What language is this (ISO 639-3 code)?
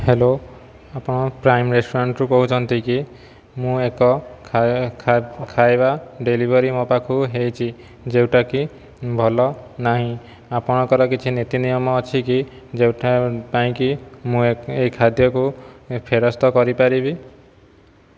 ori